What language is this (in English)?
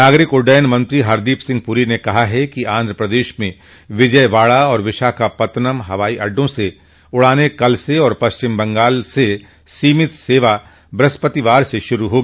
Hindi